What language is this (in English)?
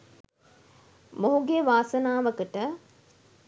Sinhala